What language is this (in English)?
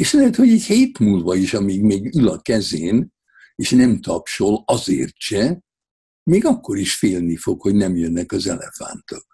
Hungarian